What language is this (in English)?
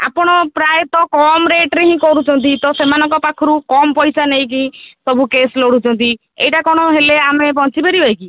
Odia